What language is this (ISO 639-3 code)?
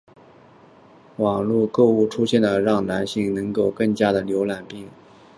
zho